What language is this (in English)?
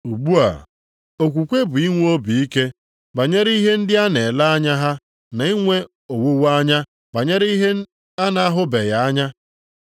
Igbo